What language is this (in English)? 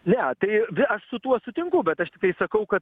Lithuanian